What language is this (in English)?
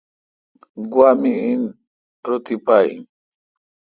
Kalkoti